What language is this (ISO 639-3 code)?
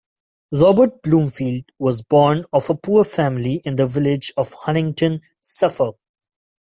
eng